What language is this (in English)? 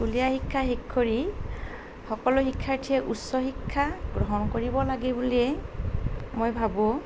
Assamese